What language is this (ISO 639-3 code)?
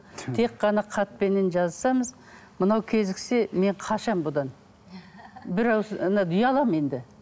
kaz